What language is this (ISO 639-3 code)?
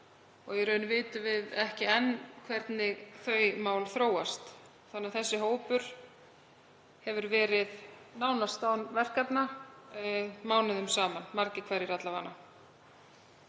isl